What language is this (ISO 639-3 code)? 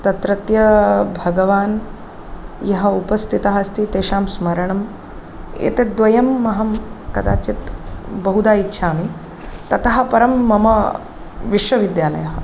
san